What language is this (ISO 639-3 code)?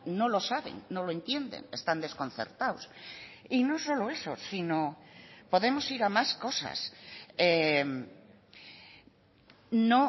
spa